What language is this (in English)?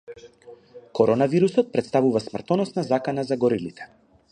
Macedonian